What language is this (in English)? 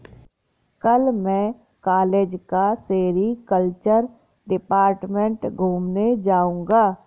Hindi